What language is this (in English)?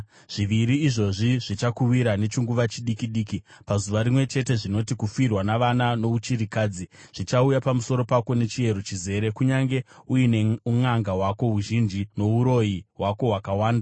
Shona